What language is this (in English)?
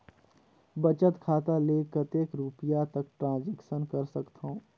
Chhattisgarhi